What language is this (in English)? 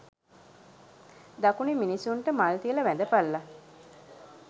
Sinhala